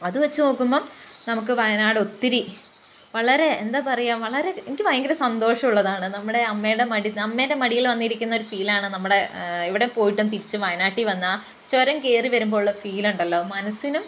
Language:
Malayalam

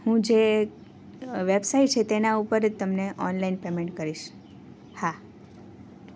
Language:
Gujarati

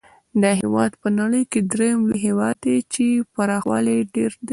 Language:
Pashto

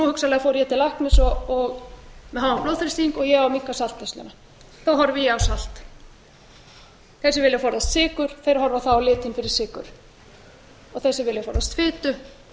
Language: Icelandic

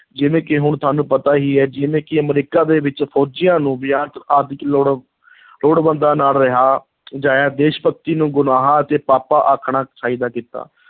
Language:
Punjabi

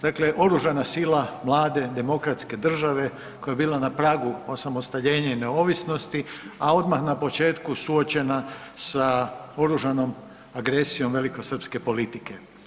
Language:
Croatian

